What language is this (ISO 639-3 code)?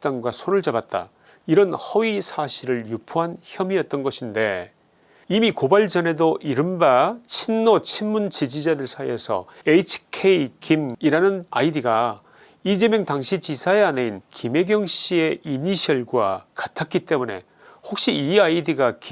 kor